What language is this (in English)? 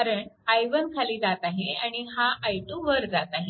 Marathi